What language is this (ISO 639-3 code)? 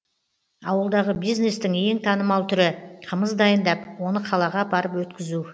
kaz